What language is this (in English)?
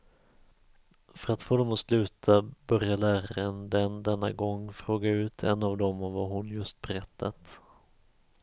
Swedish